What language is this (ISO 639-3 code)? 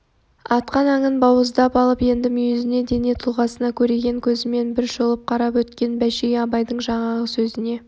kaz